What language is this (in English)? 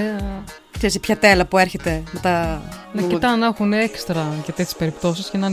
Greek